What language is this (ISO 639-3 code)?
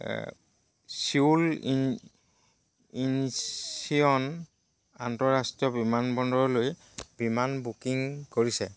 asm